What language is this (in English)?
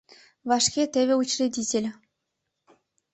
Mari